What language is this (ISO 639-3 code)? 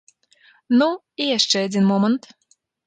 bel